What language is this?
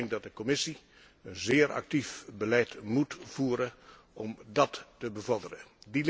Dutch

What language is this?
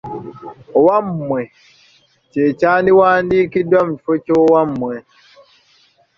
Ganda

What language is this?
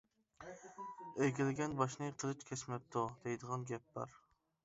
Uyghur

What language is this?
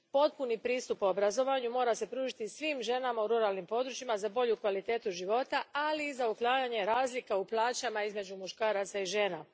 Croatian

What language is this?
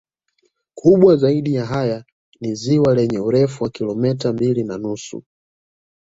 Swahili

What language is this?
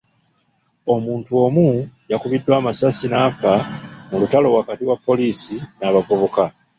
Ganda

